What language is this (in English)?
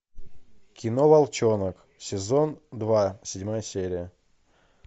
Russian